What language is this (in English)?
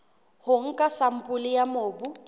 Southern Sotho